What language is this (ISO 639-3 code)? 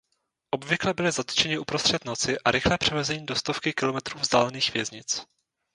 ces